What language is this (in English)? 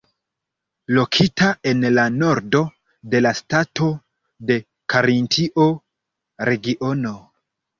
Esperanto